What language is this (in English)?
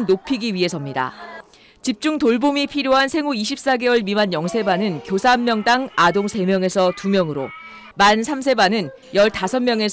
Korean